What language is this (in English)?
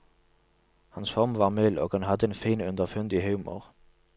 Norwegian